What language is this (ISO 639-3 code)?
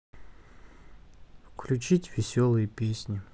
rus